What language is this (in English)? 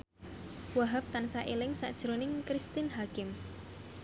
Javanese